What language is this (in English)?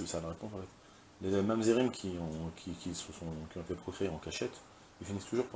French